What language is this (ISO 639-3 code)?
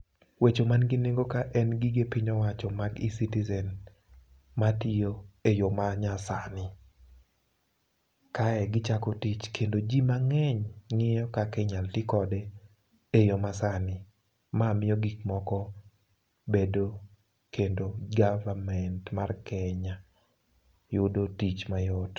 luo